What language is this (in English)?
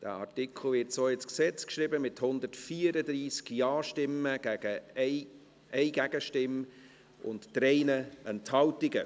Swiss German